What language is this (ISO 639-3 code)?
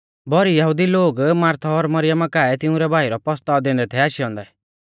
bfz